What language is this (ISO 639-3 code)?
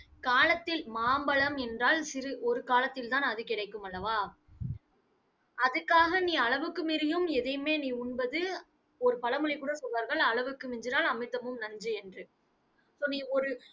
tam